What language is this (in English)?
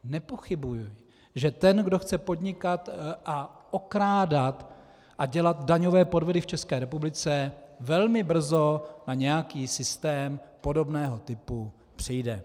Czech